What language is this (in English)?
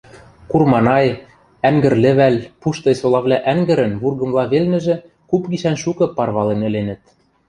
Western Mari